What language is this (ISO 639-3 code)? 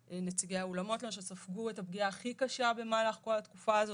heb